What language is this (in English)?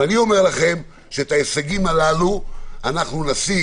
Hebrew